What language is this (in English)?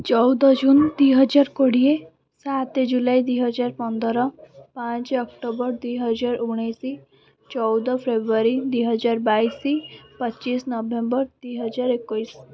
Odia